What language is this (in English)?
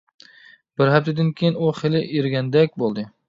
Uyghur